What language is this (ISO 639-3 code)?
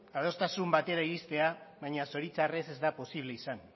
eus